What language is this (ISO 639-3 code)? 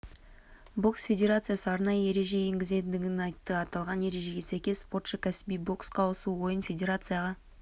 kaz